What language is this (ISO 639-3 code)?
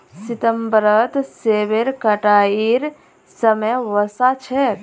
mag